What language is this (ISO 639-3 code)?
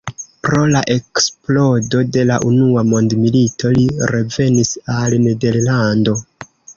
epo